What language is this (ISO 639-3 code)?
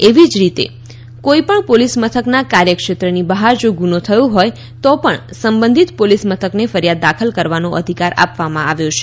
guj